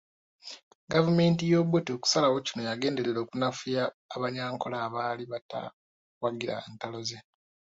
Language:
Ganda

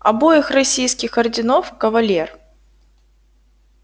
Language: Russian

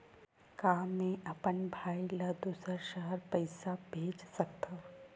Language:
Chhattisgarhi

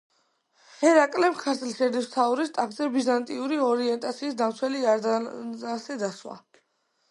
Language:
Georgian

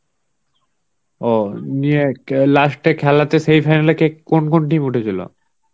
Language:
Bangla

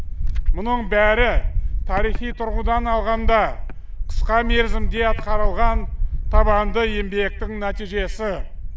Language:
Kazakh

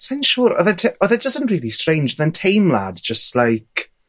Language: Welsh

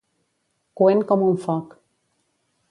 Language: Catalan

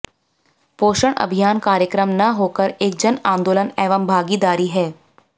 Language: Hindi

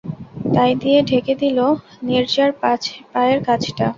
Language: Bangla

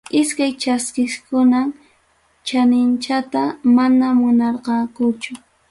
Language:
Ayacucho Quechua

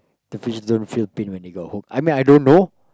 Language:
English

